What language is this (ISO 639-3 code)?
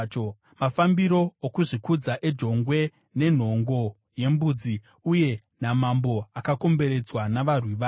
sna